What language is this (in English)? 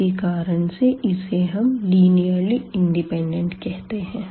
Hindi